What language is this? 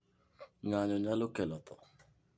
Luo (Kenya and Tanzania)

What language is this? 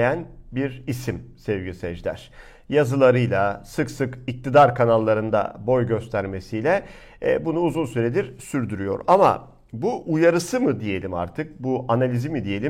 Turkish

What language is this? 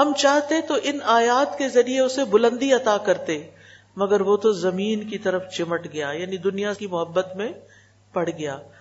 Urdu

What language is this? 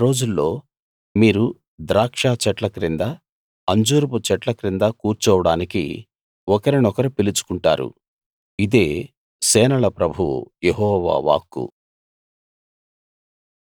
Telugu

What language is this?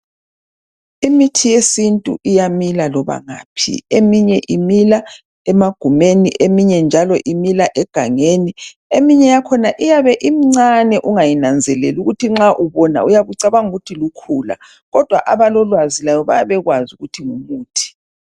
North Ndebele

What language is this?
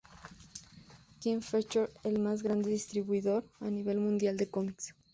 Spanish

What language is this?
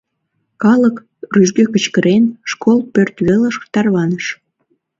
Mari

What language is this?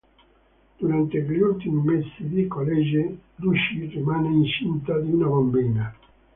Italian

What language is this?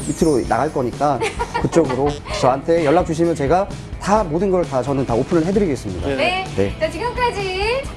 Korean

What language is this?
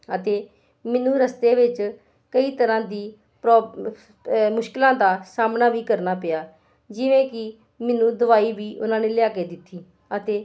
Punjabi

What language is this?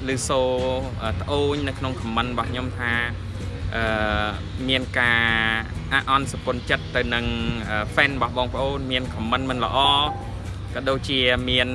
Thai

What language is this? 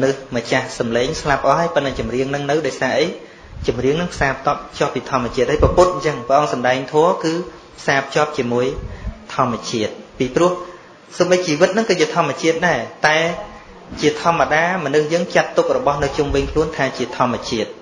Vietnamese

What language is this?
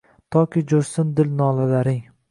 Uzbek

